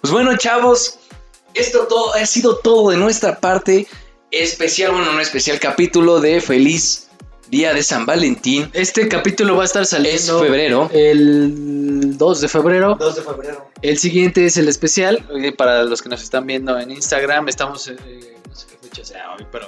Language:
Spanish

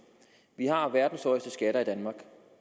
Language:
Danish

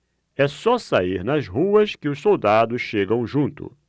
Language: Portuguese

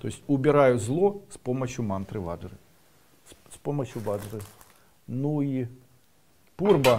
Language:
Russian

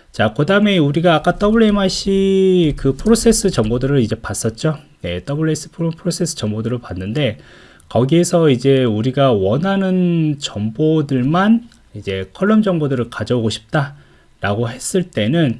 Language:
Korean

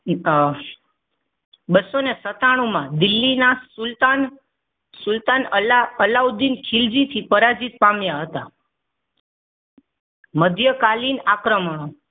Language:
Gujarati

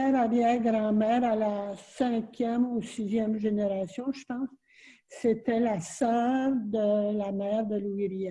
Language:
French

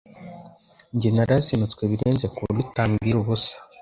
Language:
Kinyarwanda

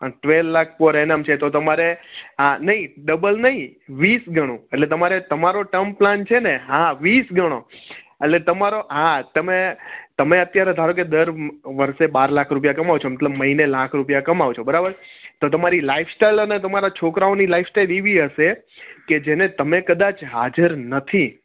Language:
Gujarati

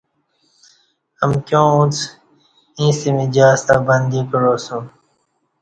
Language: Kati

